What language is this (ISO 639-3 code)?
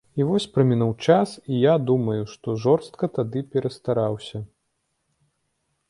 bel